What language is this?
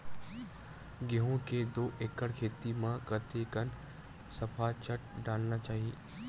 Chhattisgarhi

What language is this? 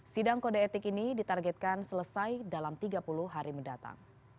Indonesian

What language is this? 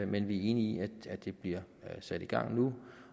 Danish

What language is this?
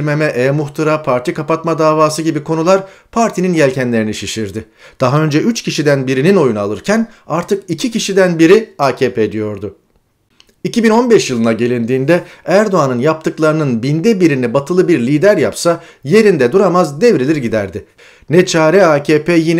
Turkish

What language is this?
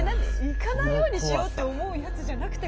Japanese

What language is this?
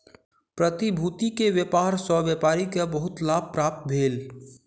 Maithili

